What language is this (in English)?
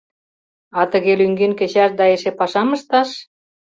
Mari